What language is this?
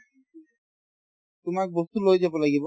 Assamese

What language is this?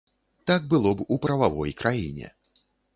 Belarusian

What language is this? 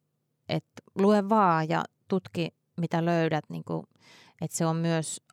Finnish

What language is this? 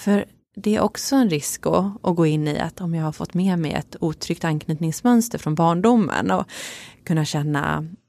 Swedish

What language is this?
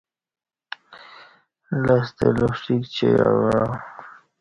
Kati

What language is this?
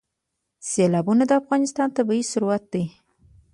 Pashto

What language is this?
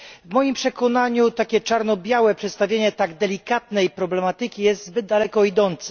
Polish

